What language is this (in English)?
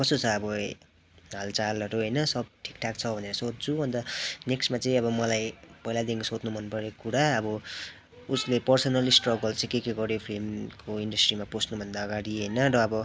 Nepali